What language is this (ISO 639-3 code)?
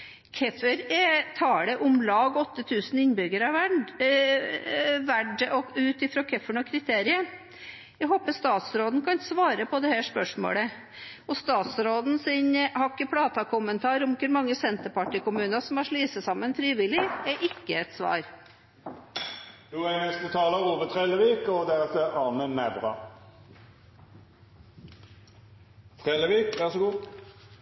nor